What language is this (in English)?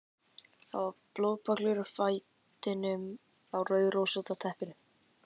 Icelandic